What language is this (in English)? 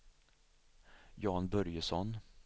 Swedish